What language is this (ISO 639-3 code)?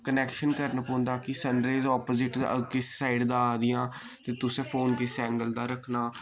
doi